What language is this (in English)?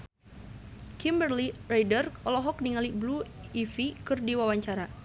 Sundanese